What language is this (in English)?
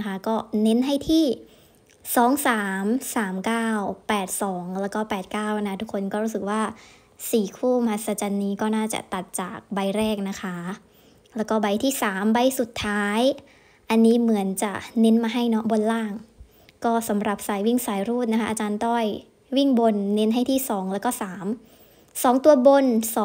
Thai